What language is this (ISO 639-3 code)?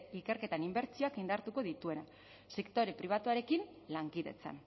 eus